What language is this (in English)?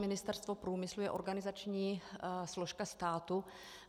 Czech